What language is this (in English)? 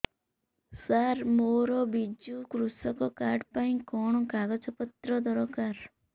Odia